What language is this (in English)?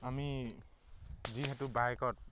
Assamese